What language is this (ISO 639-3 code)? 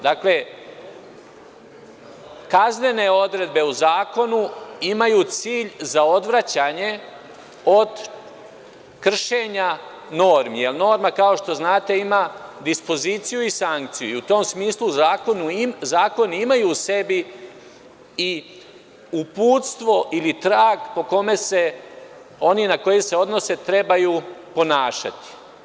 srp